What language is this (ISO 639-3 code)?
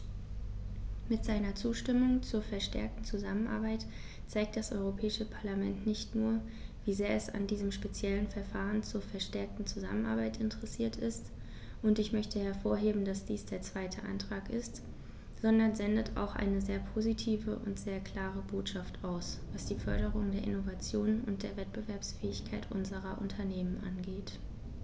deu